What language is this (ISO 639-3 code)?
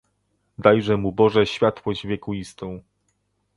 pol